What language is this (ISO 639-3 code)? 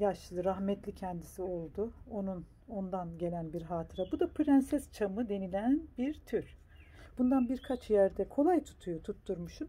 tur